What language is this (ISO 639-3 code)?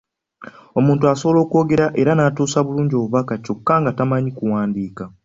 lug